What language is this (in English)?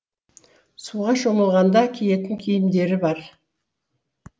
Kazakh